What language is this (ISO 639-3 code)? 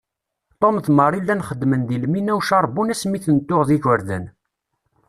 kab